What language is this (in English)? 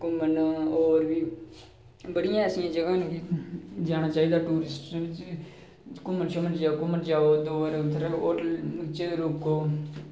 Dogri